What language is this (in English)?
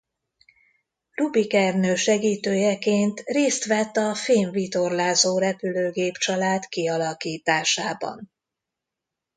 Hungarian